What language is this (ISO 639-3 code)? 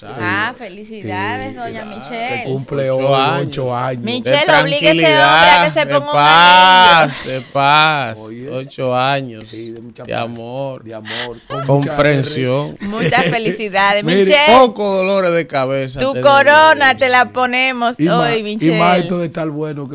spa